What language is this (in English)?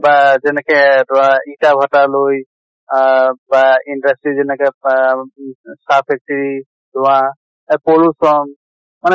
Assamese